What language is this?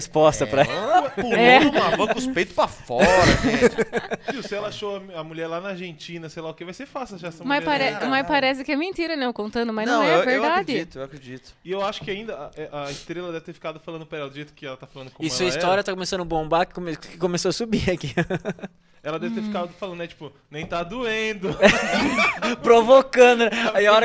Portuguese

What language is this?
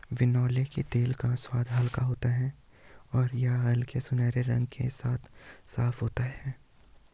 Hindi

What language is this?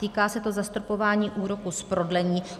Czech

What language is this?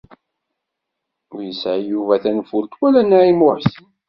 Kabyle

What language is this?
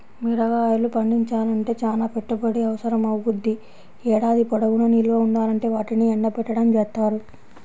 Telugu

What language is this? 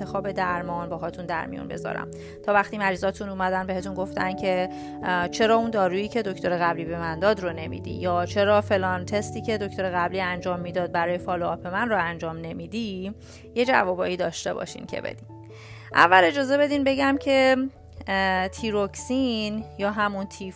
Persian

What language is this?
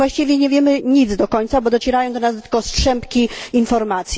Polish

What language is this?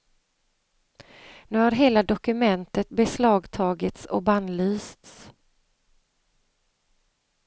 Swedish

